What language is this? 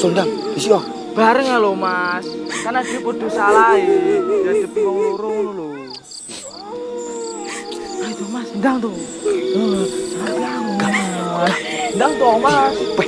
Indonesian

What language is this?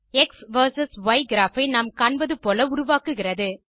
Tamil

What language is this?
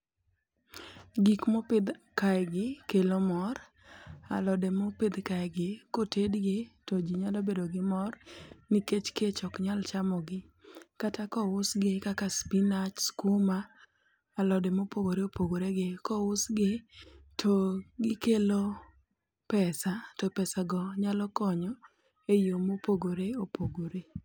Luo (Kenya and Tanzania)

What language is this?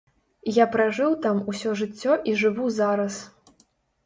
Belarusian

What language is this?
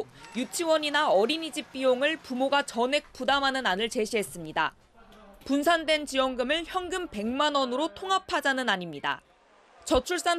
Korean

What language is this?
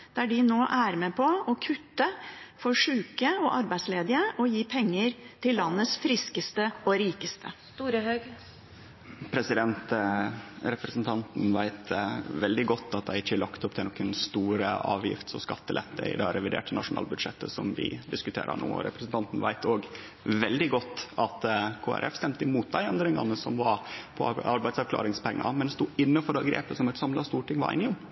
Norwegian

